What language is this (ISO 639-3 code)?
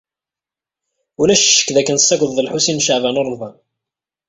kab